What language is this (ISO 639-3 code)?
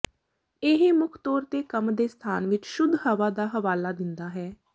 pan